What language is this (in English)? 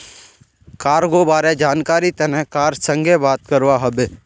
Magahi